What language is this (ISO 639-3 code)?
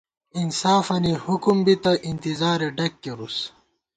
gwt